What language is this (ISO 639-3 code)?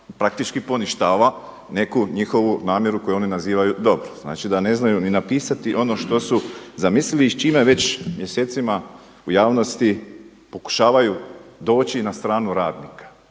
hrv